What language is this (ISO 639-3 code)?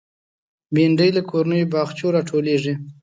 pus